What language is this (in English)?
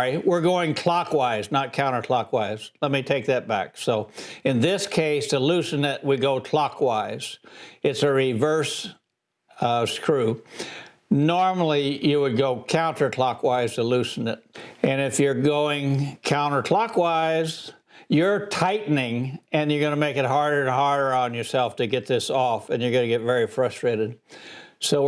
English